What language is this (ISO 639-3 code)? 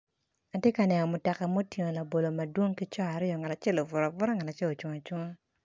ach